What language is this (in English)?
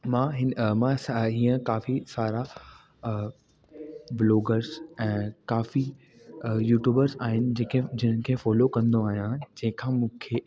Sindhi